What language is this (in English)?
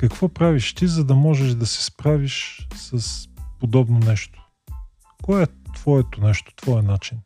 Bulgarian